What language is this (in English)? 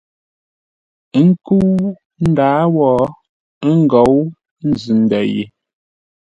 Ngombale